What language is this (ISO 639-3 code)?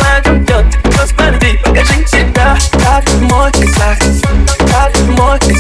rus